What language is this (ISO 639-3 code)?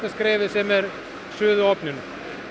isl